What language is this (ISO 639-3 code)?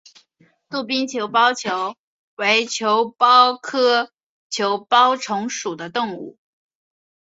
zho